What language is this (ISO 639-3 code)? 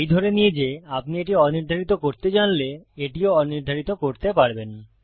ben